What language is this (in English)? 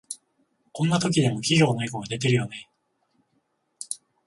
Japanese